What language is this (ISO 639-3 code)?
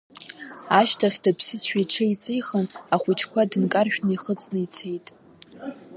abk